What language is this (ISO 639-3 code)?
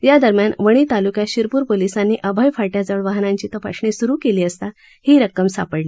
mar